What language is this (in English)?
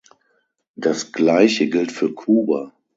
German